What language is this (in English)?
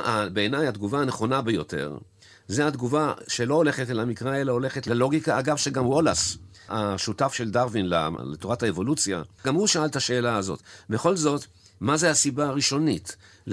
Hebrew